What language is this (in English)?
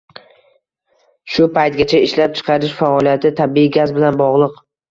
Uzbek